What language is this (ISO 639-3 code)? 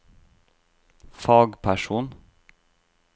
nor